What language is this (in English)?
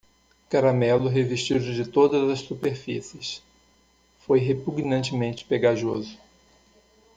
Portuguese